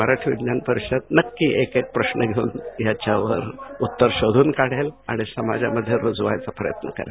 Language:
Marathi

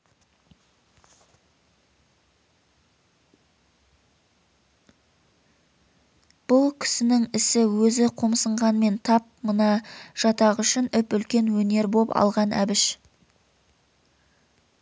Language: Kazakh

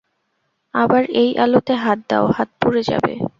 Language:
Bangla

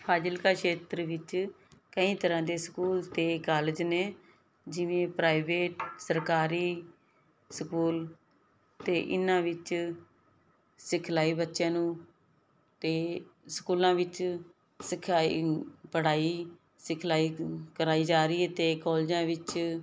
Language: Punjabi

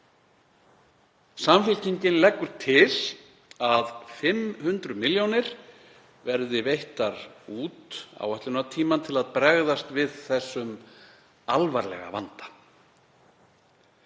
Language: Icelandic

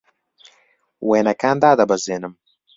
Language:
Central Kurdish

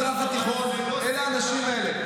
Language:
Hebrew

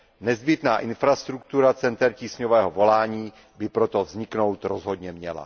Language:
Czech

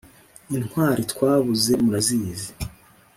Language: Kinyarwanda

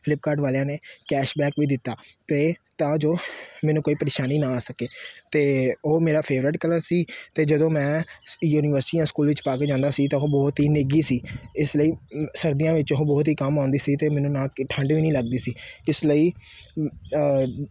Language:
Punjabi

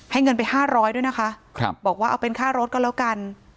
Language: Thai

